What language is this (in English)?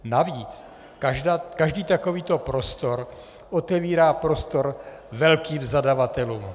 Czech